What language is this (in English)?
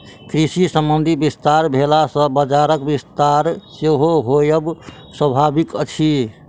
Maithili